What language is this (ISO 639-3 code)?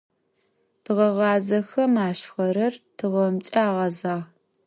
ady